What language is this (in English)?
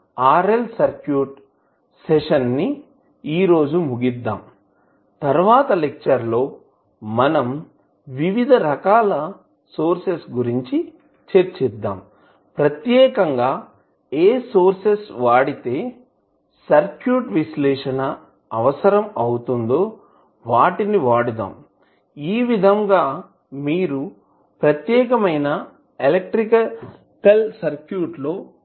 Telugu